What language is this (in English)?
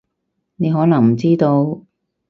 Cantonese